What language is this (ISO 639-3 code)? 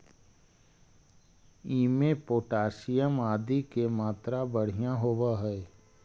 mag